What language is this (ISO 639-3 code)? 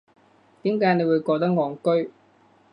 yue